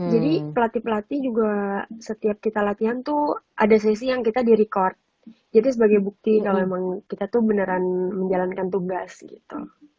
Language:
Indonesian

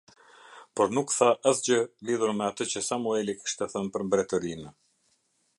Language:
Albanian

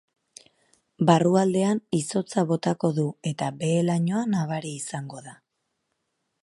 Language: Basque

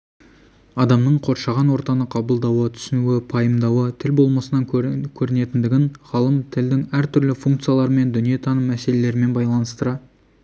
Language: Kazakh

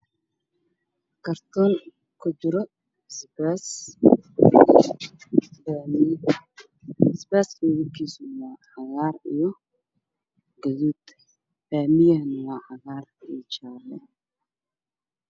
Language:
Somali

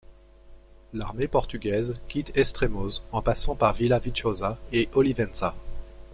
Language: French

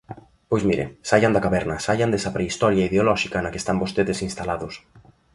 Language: Galician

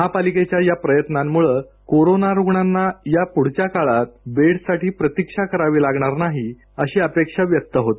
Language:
Marathi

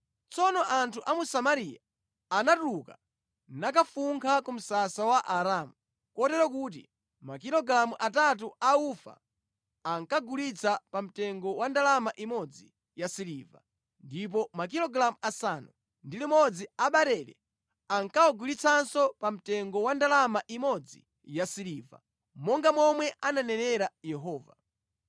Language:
Nyanja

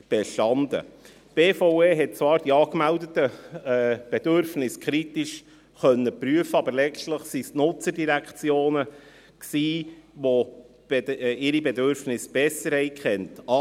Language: Swiss German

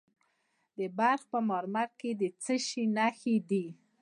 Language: Pashto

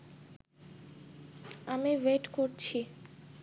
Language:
Bangla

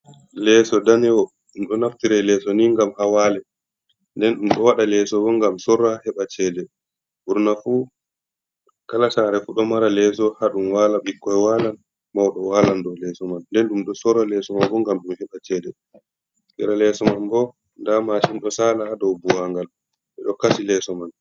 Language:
Fula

